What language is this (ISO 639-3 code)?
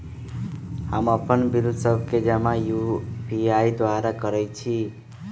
mag